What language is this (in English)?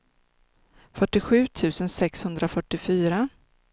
Swedish